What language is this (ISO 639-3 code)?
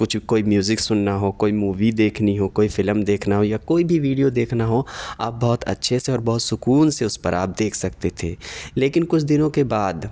urd